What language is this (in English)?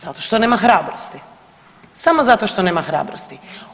Croatian